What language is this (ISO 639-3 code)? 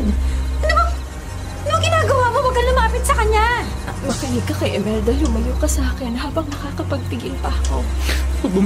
fil